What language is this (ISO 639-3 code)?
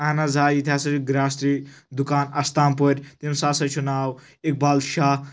kas